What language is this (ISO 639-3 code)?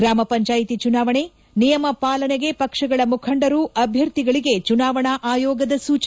kan